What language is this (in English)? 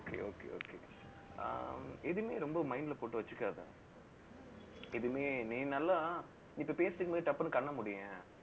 Tamil